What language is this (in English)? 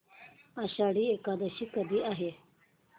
Marathi